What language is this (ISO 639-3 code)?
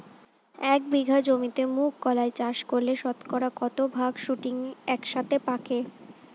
ben